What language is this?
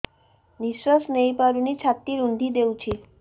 Odia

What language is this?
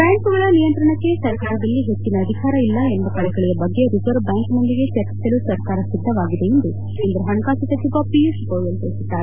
Kannada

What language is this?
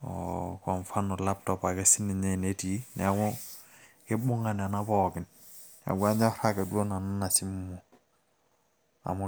Masai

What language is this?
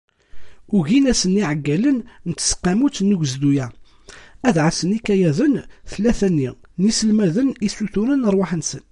Kabyle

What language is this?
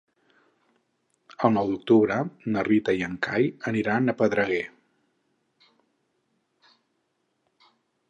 Catalan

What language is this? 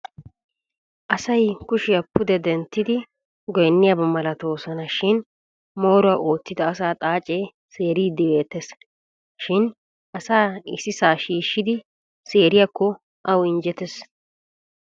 Wolaytta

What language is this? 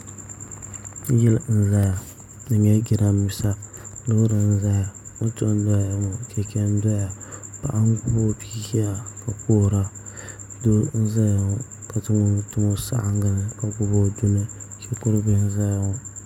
Dagbani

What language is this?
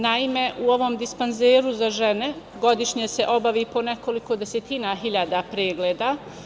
Serbian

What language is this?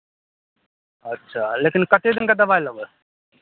Maithili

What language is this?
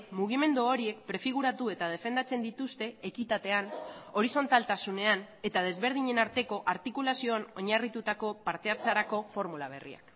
Basque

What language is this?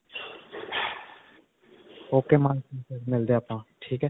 Punjabi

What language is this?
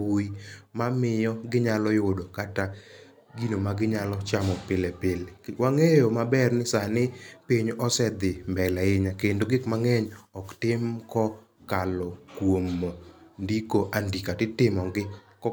Luo (Kenya and Tanzania)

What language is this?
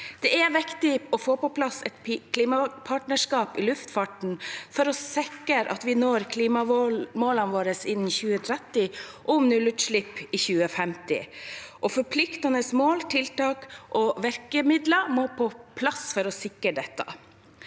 Norwegian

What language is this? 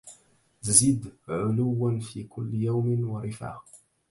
Arabic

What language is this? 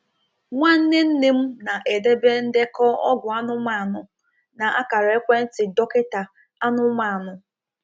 Igbo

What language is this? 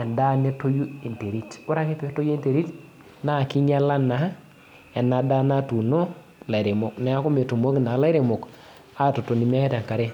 Masai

